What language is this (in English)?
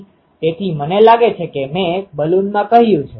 Gujarati